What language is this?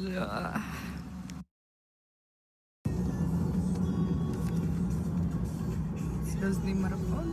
Russian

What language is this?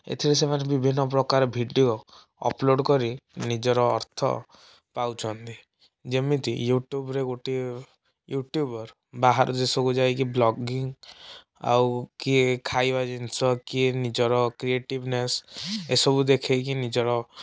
Odia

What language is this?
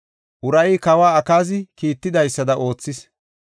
Gofa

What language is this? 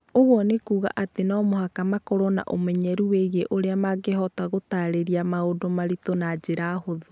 Kikuyu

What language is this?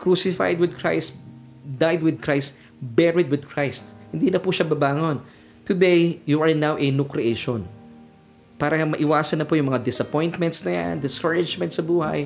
Filipino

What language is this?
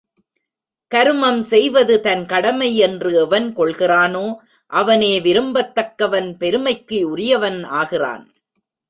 Tamil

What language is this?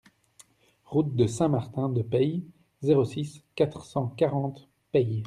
French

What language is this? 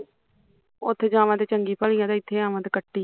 Punjabi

